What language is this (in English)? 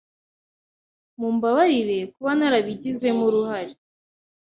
Kinyarwanda